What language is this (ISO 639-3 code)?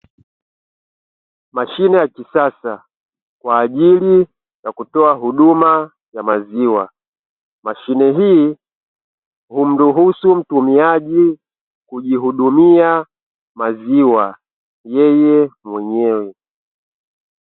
swa